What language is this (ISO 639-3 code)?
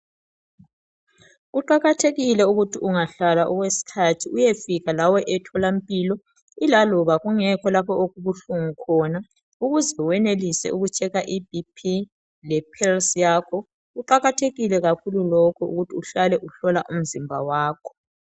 nde